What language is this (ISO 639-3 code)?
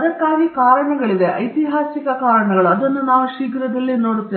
kan